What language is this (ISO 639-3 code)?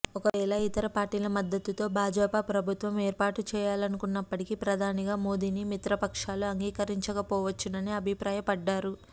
tel